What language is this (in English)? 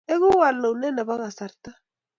Kalenjin